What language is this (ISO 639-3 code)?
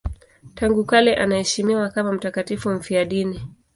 swa